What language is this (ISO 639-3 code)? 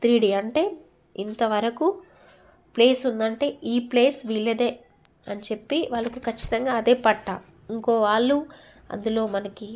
tel